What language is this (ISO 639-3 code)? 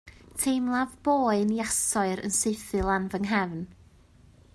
cym